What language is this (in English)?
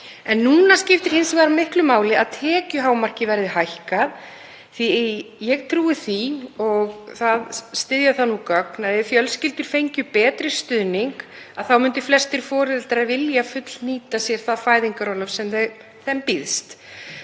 Icelandic